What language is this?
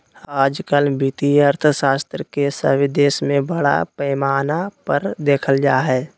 Magahi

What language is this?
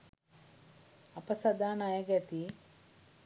Sinhala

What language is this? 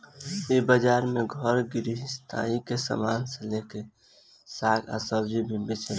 Bhojpuri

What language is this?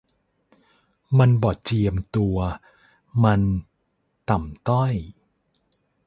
Thai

